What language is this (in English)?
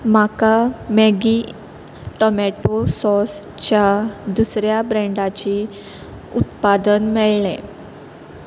Konkani